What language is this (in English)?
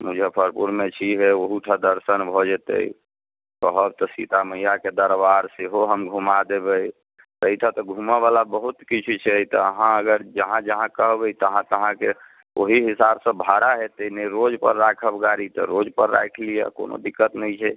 Maithili